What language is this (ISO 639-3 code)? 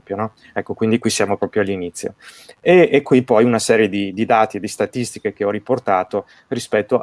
ita